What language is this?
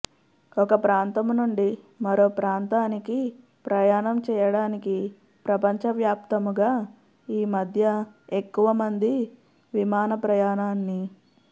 Telugu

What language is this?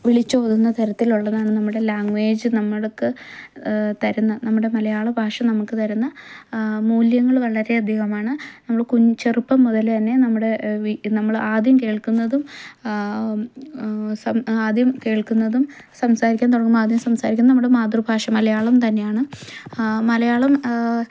Malayalam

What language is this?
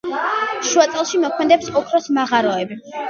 Georgian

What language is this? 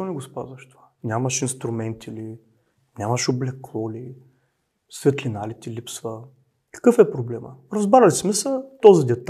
Bulgarian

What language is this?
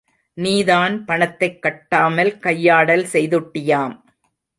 Tamil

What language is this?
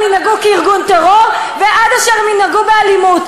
Hebrew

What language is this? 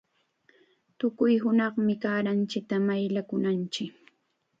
Chiquián Ancash Quechua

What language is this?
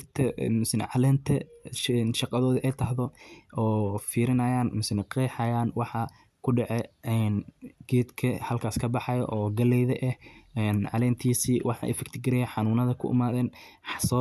Somali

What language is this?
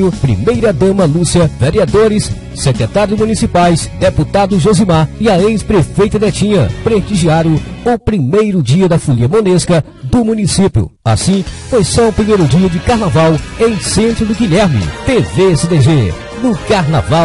Portuguese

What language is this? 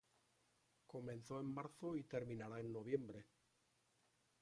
Spanish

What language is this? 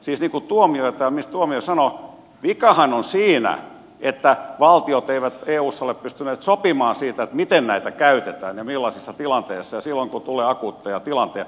Finnish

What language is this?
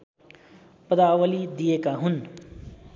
Nepali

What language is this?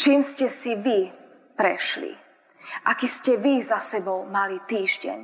Slovak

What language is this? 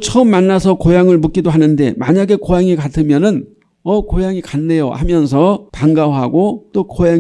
Korean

